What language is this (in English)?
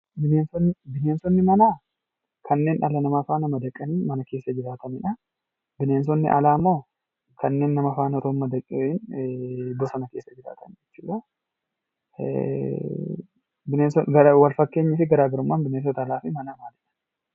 Oromo